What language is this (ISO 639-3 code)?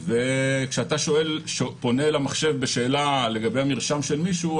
heb